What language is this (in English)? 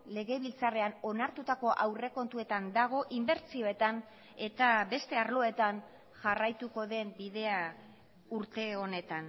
Basque